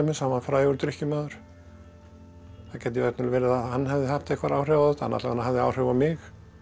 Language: Icelandic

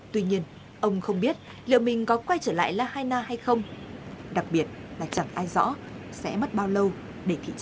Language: Vietnamese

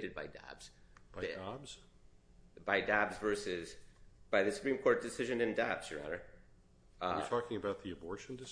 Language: English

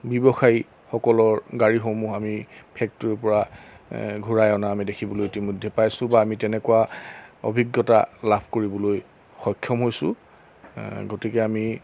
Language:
Assamese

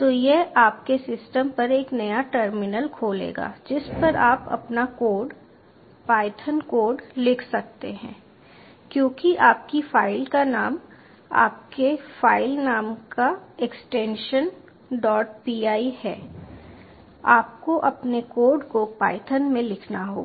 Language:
Hindi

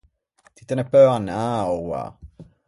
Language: Ligurian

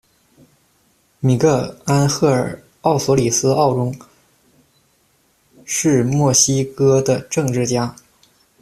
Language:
Chinese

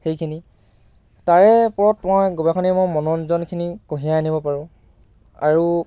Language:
Assamese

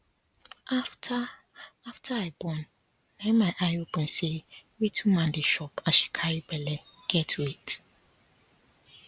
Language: Nigerian Pidgin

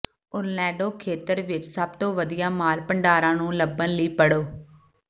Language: Punjabi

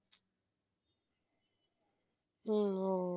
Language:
Tamil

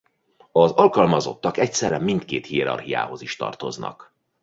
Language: Hungarian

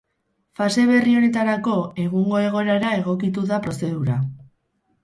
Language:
Basque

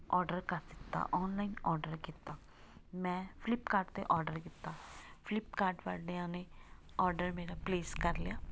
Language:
Punjabi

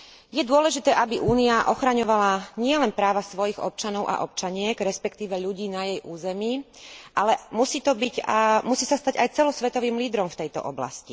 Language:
Slovak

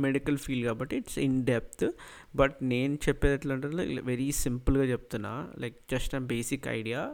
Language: Telugu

